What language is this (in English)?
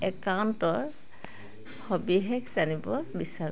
Assamese